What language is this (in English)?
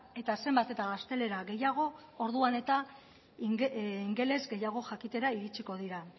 Basque